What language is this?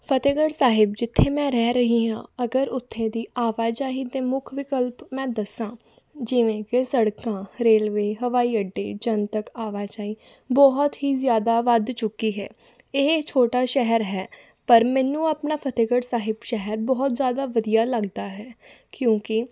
Punjabi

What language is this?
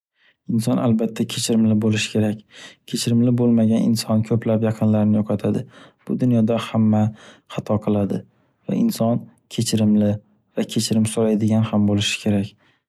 Uzbek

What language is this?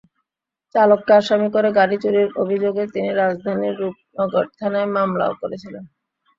Bangla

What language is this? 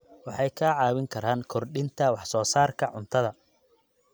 Somali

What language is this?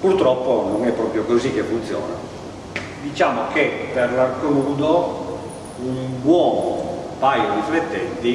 Italian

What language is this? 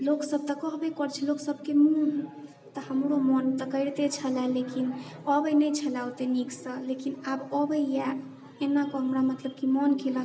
Maithili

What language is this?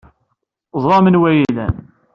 Kabyle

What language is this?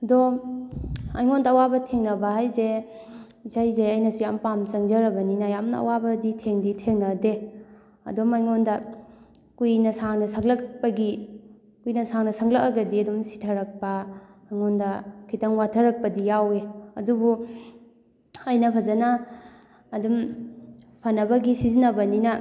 Manipuri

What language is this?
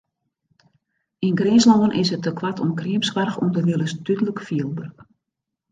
Western Frisian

